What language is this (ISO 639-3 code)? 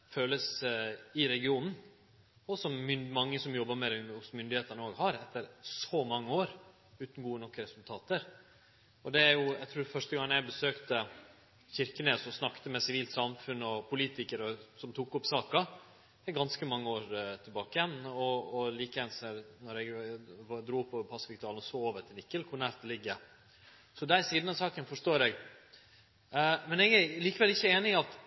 nno